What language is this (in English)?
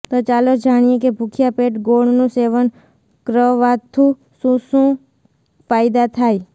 Gujarati